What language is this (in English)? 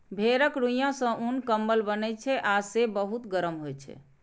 Maithili